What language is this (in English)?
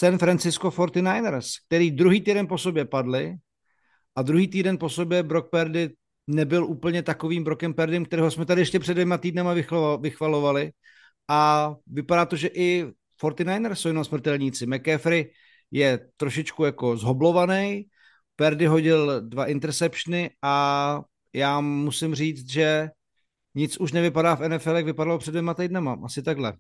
Czech